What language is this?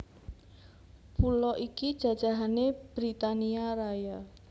Javanese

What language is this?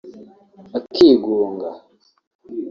Kinyarwanda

